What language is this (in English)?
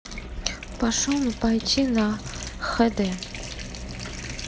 Russian